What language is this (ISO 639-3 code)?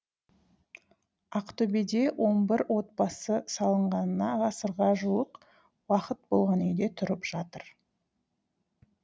kaz